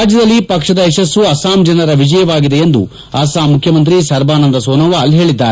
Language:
Kannada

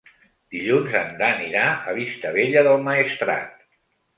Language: Catalan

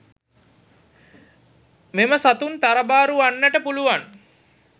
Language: Sinhala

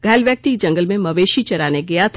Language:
Hindi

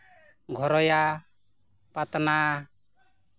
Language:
Santali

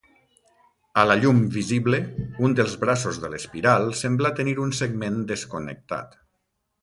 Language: Catalan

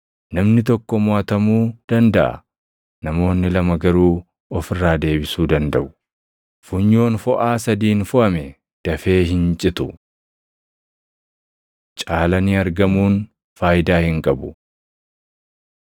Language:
Oromo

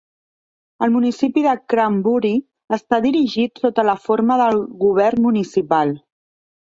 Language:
Catalan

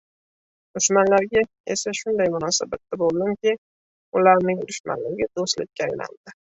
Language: Uzbek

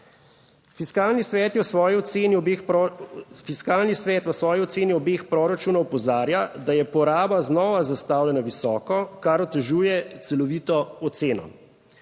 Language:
Slovenian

